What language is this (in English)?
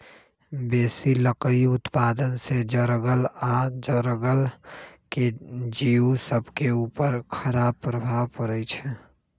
Magahi